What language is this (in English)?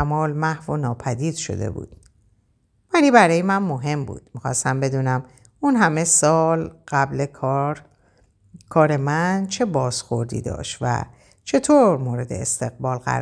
Persian